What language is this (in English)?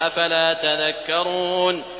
Arabic